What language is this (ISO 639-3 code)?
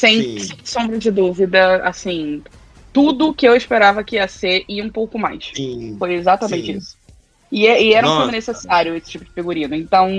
por